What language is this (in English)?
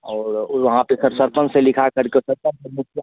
Hindi